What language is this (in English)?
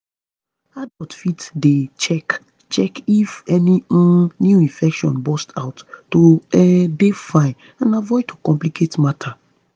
Nigerian Pidgin